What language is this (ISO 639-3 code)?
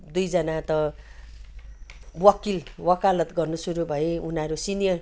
nep